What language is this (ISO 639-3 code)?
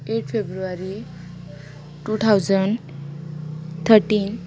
kok